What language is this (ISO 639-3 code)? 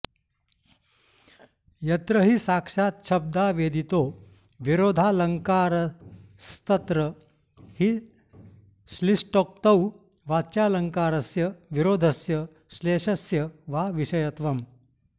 san